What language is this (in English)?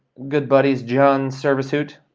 English